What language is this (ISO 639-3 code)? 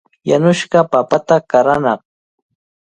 qvl